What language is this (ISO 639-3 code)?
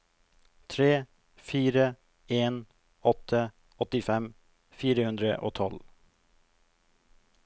nor